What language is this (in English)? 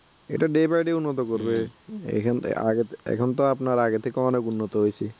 Bangla